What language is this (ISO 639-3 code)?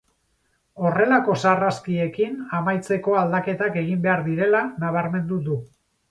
eus